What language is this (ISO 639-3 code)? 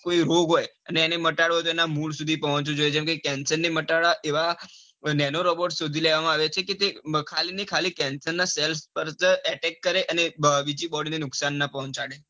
guj